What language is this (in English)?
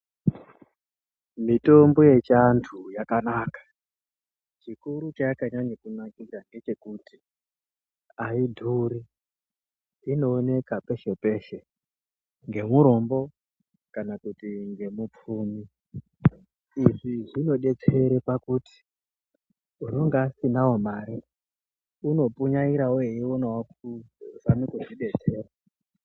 Ndau